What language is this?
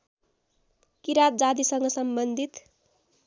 Nepali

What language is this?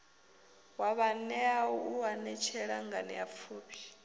Venda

